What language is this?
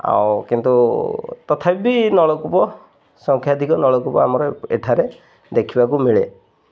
Odia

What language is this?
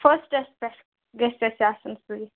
Kashmiri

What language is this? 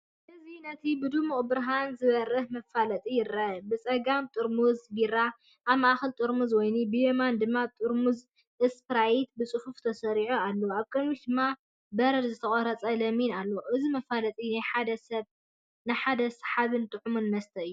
Tigrinya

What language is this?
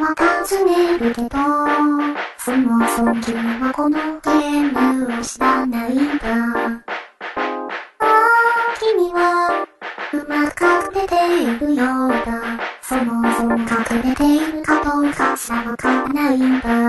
Japanese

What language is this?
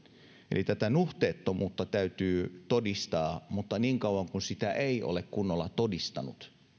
Finnish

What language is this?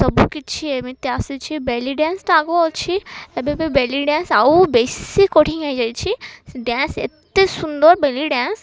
Odia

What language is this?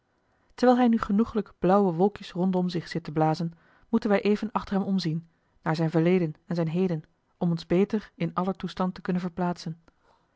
Dutch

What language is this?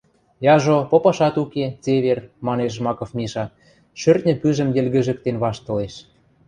Western Mari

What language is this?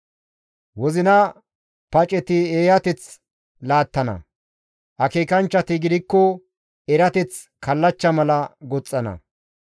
Gamo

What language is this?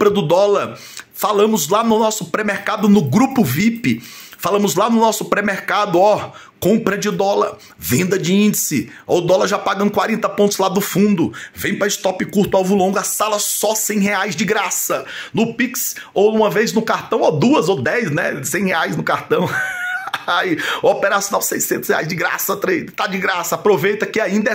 Portuguese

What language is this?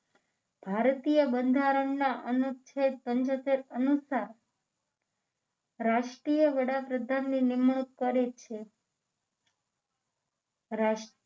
Gujarati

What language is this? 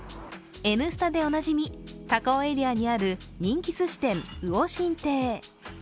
Japanese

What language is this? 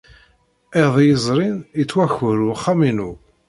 Kabyle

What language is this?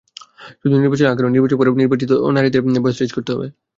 Bangla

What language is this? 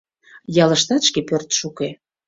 Mari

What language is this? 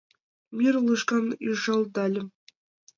Mari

